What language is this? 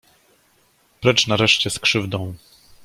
Polish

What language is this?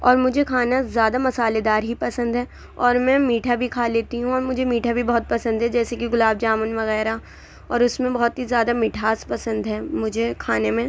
Urdu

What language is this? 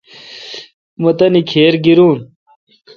Kalkoti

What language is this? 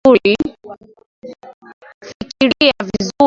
Swahili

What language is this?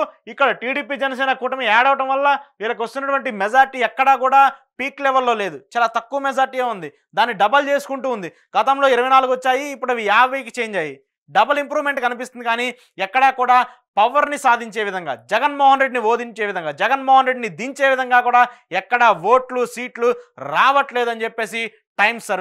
Telugu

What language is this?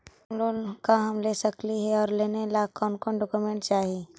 Magahi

